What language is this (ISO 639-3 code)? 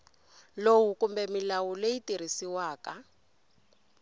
tso